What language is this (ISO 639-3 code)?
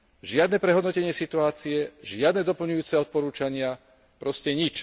slk